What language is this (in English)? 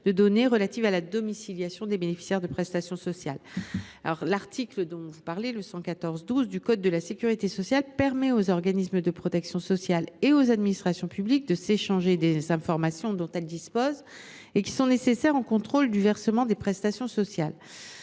French